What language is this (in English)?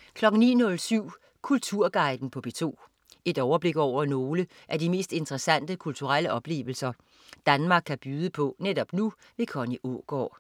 Danish